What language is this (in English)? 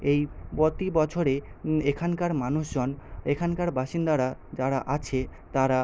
Bangla